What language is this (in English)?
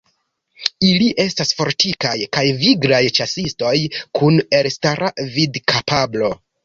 Esperanto